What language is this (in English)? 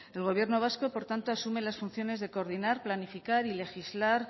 Spanish